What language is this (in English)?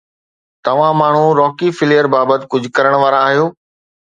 Sindhi